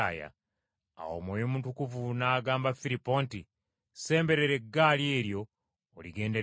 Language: Ganda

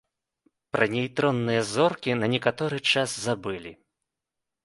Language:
Belarusian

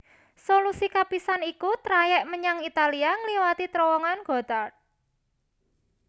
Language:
Javanese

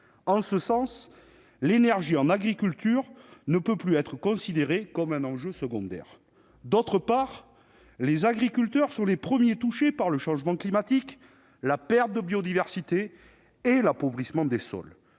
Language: French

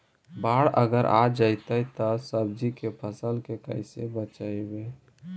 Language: Magahi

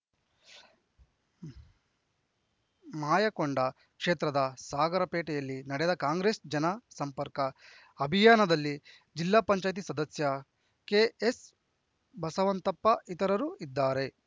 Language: Kannada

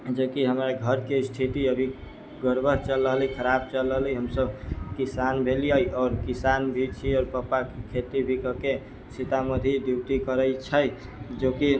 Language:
Maithili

